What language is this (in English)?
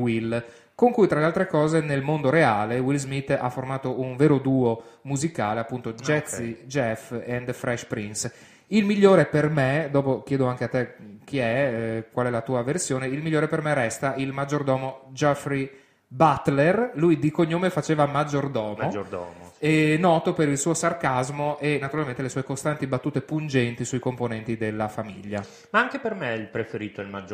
Italian